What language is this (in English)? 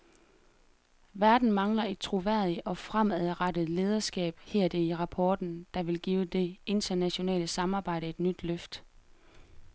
Danish